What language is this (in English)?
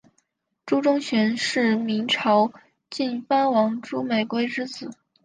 Chinese